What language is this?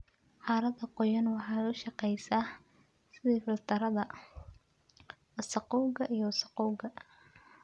Somali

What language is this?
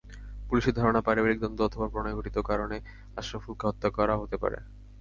Bangla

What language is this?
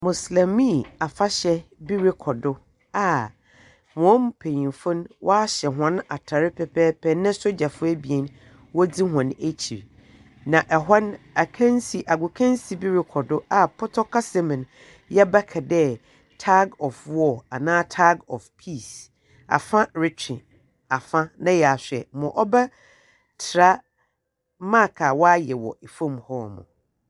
Akan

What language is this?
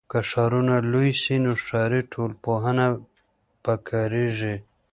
Pashto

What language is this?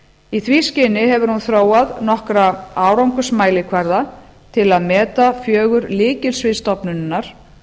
Icelandic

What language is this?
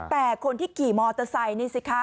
Thai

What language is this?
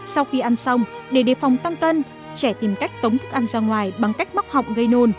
Vietnamese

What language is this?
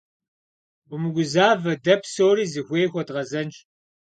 Kabardian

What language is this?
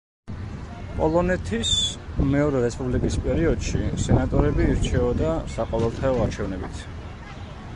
Georgian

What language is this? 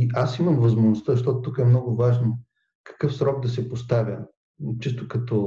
Bulgarian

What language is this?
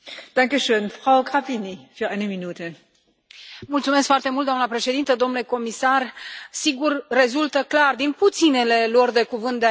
Romanian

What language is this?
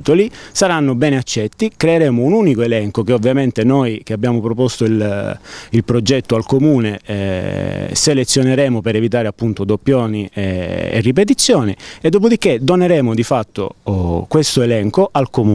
Italian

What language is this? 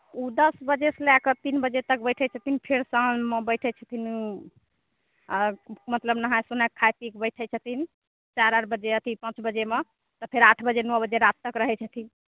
Maithili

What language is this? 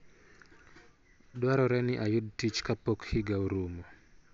Luo (Kenya and Tanzania)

